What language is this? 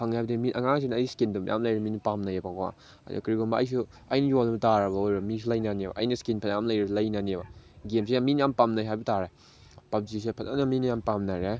Manipuri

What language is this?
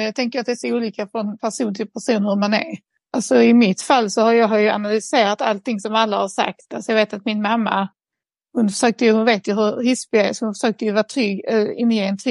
Swedish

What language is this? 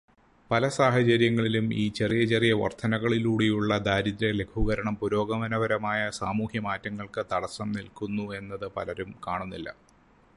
Malayalam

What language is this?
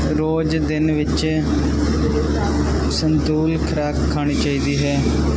Punjabi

